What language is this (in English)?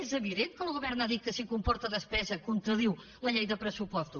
Catalan